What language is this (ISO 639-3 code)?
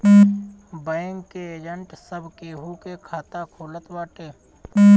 bho